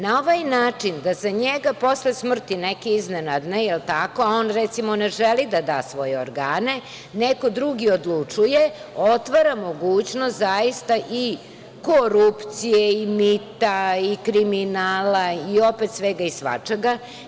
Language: Serbian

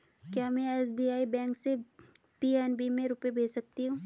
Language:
Hindi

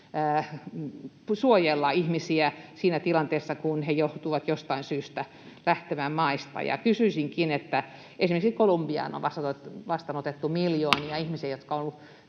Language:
Finnish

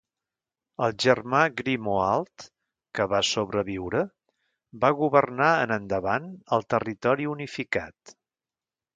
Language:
Catalan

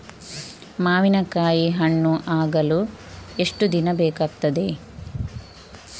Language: Kannada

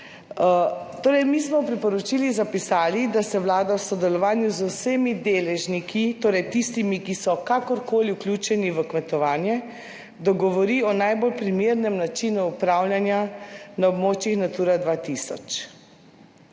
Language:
Slovenian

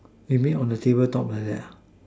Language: English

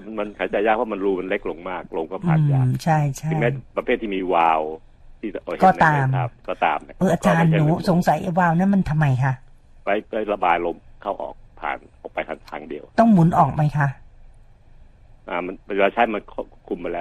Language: Thai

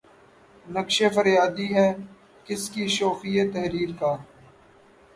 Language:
Urdu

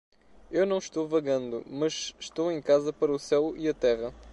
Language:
Portuguese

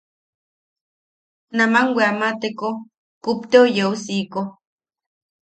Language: Yaqui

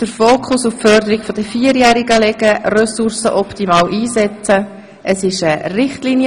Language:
Swiss German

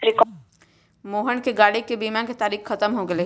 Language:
Magahi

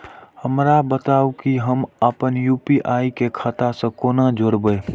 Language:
Maithili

